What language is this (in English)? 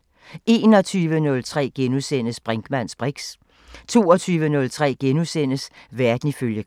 Danish